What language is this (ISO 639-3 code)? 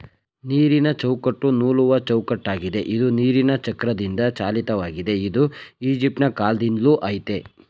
kan